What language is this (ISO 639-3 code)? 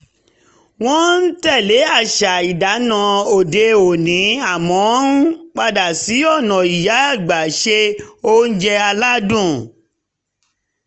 yor